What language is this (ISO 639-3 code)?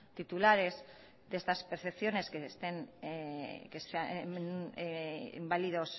spa